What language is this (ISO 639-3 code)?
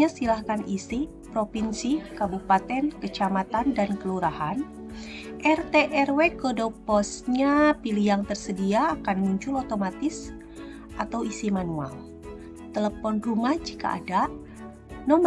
ind